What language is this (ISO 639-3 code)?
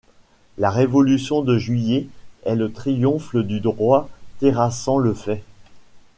fra